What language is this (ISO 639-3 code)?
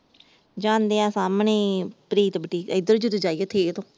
pan